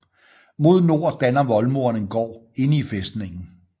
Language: Danish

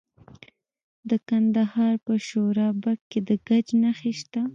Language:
Pashto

